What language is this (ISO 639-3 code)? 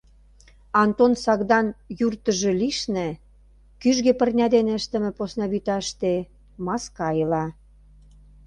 chm